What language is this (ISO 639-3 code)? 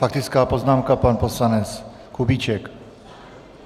ces